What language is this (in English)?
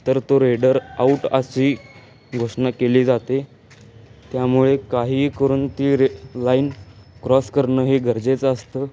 Marathi